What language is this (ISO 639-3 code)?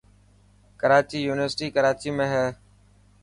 mki